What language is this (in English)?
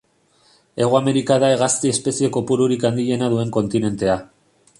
Basque